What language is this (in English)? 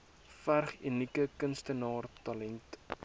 Afrikaans